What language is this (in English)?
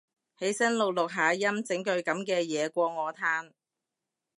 Cantonese